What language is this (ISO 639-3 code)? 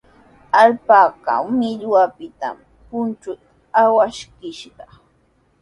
qws